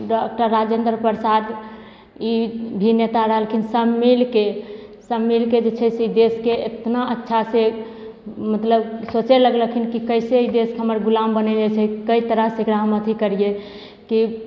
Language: Maithili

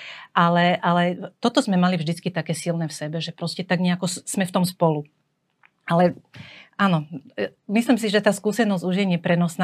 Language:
Slovak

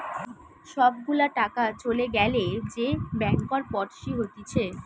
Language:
Bangla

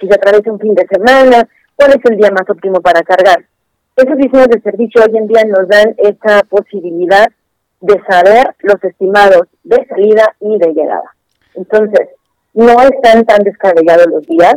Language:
Spanish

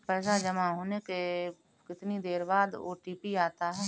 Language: Hindi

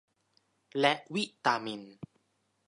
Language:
Thai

